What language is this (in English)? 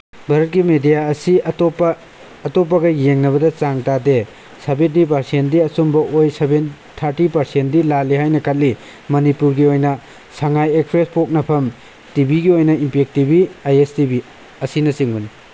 Manipuri